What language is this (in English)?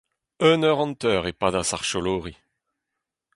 Breton